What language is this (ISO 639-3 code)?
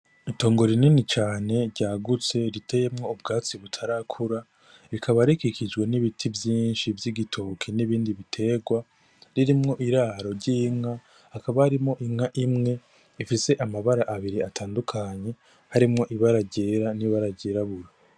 run